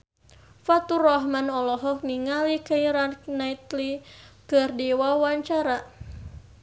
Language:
Sundanese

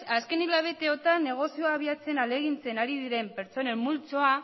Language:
Basque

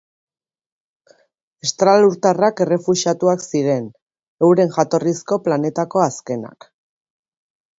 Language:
Basque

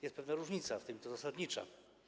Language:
Polish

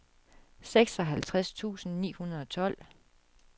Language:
Danish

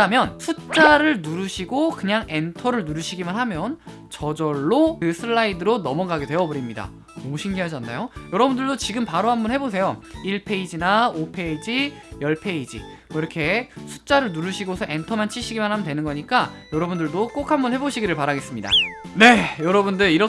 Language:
Korean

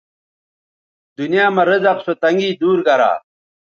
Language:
Bateri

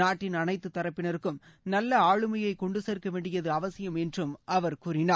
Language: Tamil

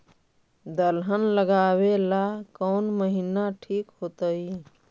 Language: Magahi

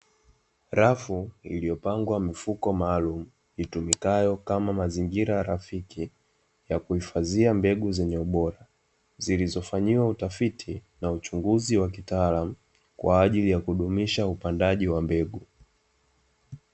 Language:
Swahili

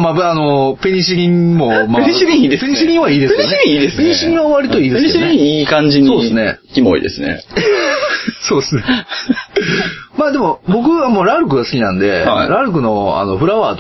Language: Japanese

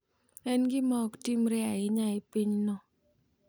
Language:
Luo (Kenya and Tanzania)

